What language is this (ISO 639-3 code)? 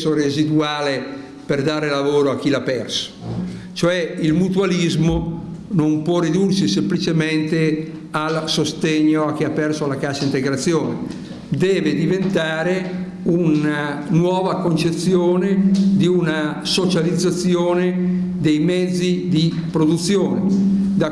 ita